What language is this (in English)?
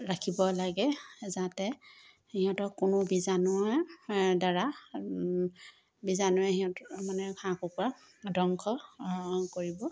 Assamese